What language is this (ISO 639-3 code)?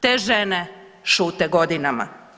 hrv